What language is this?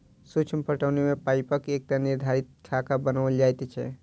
Maithili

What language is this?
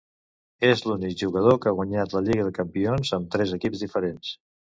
Catalan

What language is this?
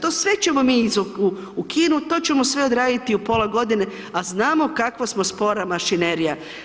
Croatian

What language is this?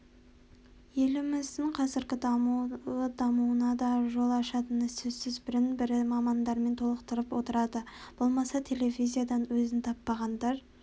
Kazakh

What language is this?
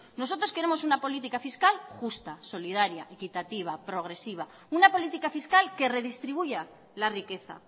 Spanish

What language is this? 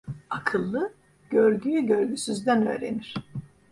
Turkish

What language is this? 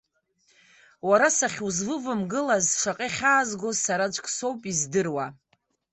Abkhazian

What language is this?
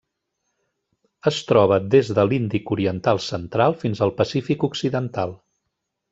Catalan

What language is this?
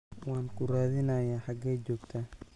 Somali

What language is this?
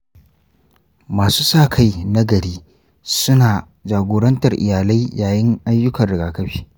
Hausa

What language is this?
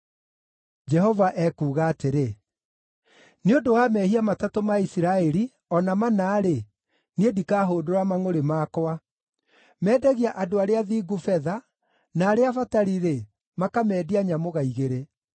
Kikuyu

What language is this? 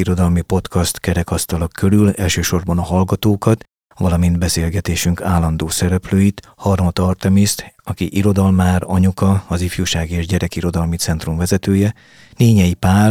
Hungarian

